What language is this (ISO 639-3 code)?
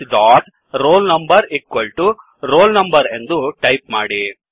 kan